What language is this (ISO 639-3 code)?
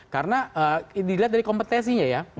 ind